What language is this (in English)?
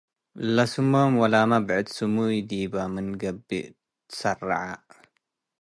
Tigre